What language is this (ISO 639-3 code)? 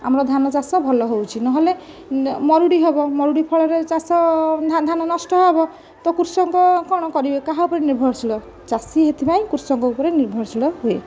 ori